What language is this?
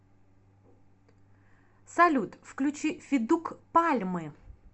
Russian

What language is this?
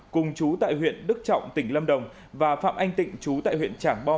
Vietnamese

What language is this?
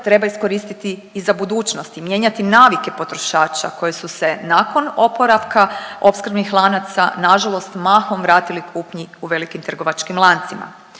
Croatian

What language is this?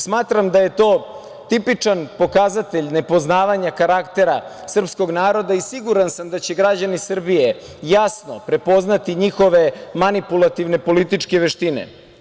Serbian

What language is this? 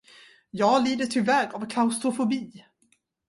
Swedish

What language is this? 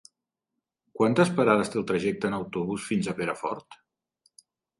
Catalan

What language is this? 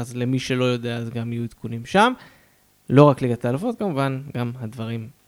Hebrew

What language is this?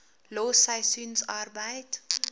Afrikaans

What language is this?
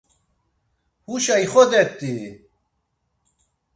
Laz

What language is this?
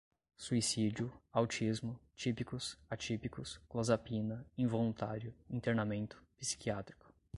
Portuguese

